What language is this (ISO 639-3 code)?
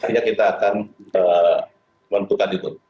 ind